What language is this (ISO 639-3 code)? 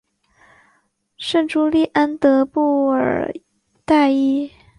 zho